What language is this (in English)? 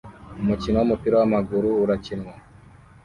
Kinyarwanda